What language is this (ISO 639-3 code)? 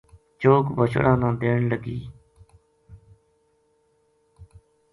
gju